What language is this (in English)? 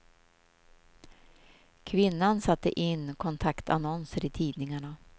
Swedish